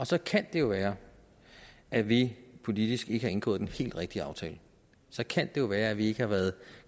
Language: Danish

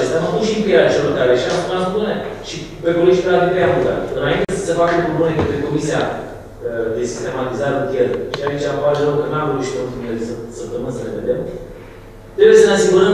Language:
Romanian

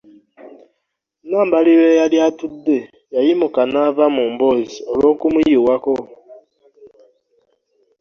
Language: Ganda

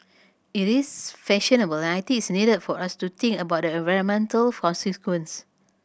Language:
English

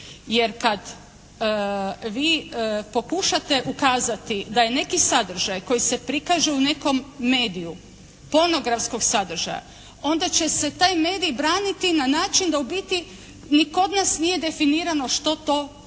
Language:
Croatian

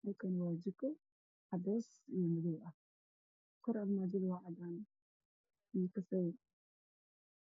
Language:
Somali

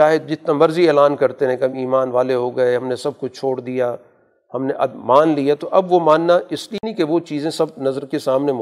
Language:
Urdu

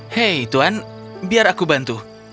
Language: Indonesian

